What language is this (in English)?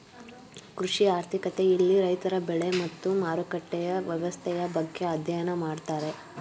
Kannada